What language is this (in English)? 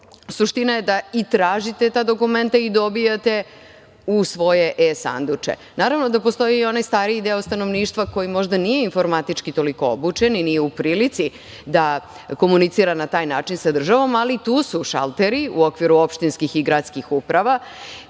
Serbian